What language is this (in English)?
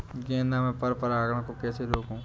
Hindi